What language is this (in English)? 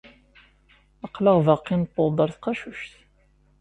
Kabyle